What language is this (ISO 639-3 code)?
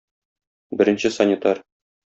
tat